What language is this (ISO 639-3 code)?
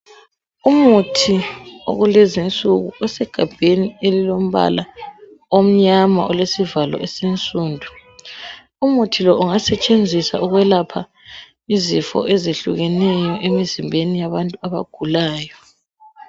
nde